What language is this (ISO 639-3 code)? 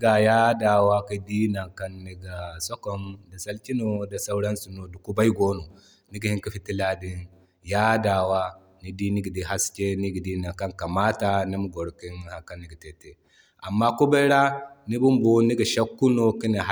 dje